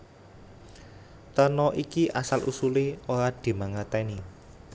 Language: Javanese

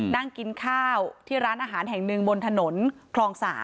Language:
Thai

